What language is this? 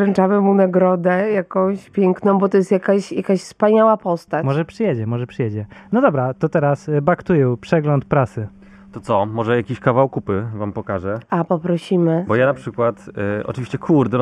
Polish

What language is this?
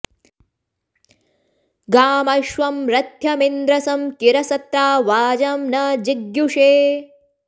Sanskrit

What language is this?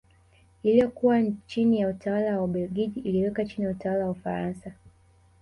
Swahili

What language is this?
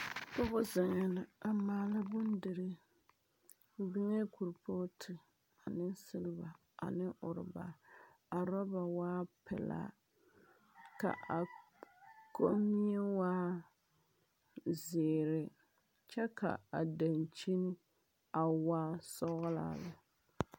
Southern Dagaare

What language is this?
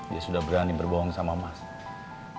Indonesian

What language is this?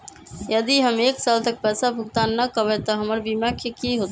Magahi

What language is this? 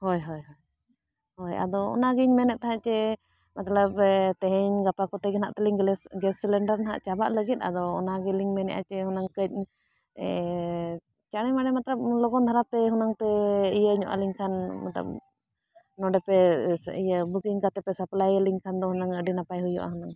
Santali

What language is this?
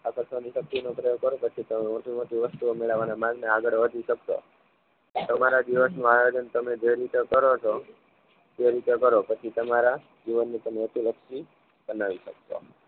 Gujarati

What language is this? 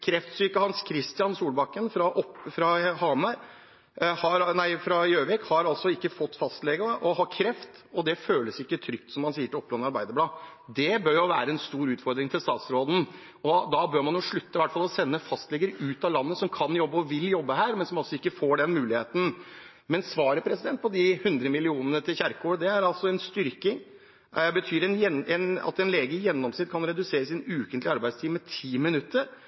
Norwegian Bokmål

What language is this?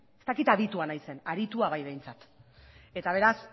Basque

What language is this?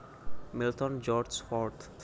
Javanese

